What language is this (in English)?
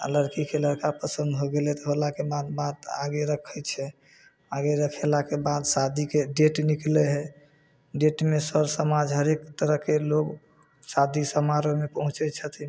Maithili